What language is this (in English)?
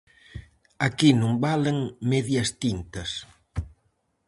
Galician